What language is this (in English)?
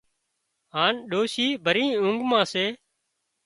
Wadiyara Koli